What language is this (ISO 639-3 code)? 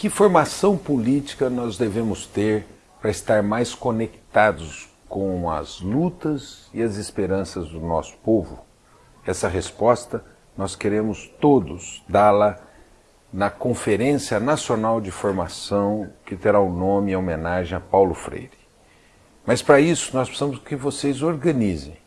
por